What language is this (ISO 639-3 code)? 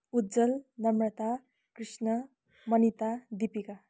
nep